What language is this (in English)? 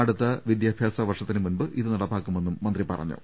Malayalam